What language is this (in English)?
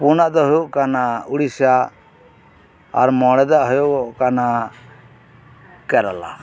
Santali